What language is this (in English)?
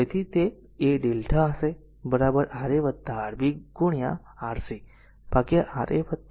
Gujarati